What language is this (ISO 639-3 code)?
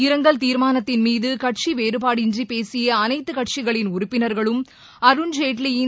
tam